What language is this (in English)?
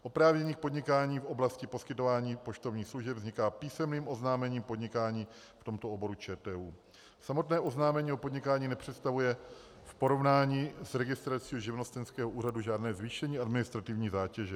Czech